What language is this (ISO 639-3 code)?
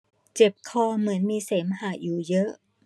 tha